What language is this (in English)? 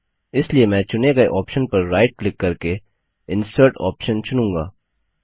Hindi